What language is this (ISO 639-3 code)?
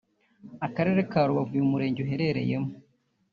kin